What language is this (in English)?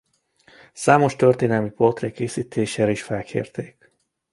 Hungarian